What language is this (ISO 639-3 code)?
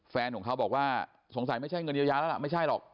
tha